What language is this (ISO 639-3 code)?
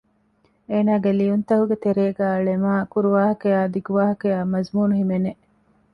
div